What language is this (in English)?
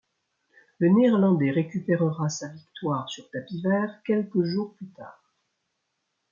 French